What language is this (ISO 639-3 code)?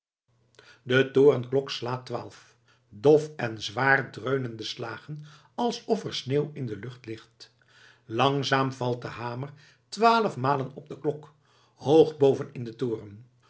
nld